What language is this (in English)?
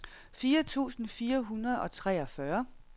Danish